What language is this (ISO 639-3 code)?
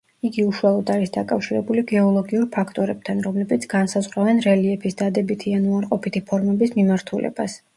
kat